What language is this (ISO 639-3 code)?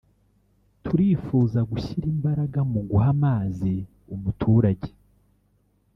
kin